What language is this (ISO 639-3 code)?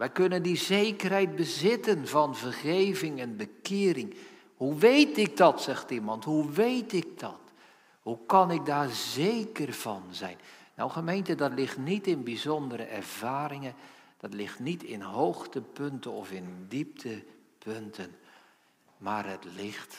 nld